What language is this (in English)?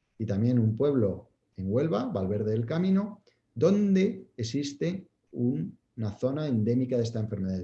Spanish